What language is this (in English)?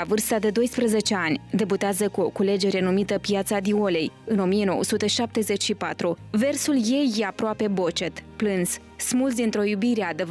Romanian